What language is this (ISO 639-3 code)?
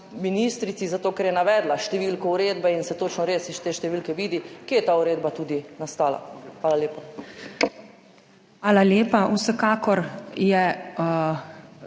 slv